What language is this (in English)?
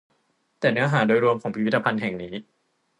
Thai